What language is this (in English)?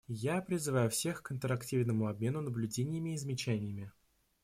Russian